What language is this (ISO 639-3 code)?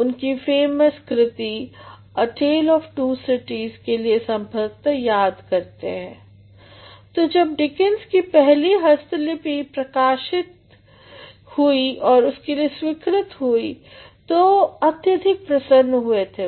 hin